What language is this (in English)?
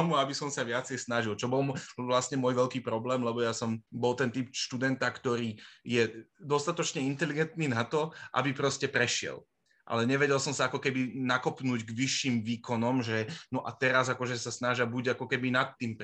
Slovak